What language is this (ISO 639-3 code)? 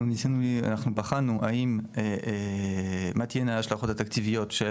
heb